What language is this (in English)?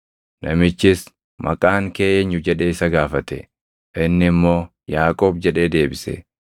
Oromo